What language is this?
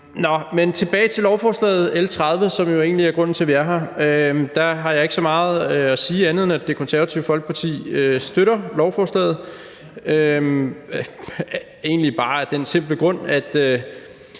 Danish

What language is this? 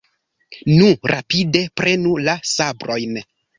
Esperanto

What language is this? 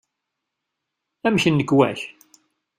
Kabyle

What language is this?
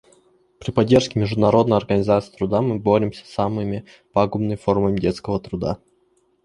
Russian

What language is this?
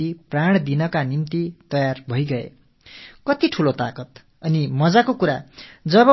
Tamil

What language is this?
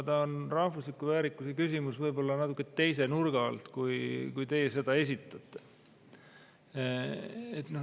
Estonian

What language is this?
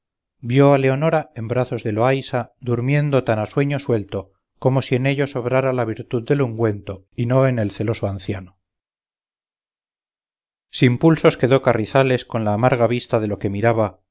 Spanish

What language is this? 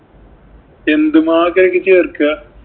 Malayalam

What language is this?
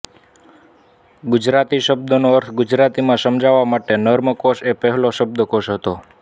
Gujarati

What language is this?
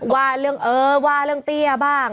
Thai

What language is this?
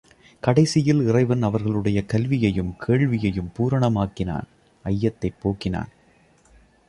Tamil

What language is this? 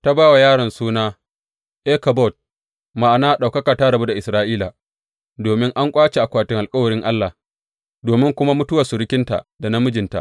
Hausa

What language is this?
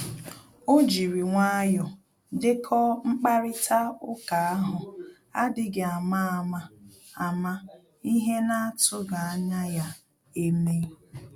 Igbo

